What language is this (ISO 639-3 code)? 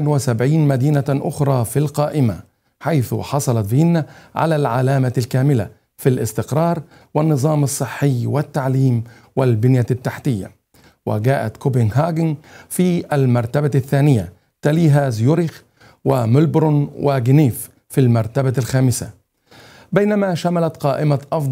ara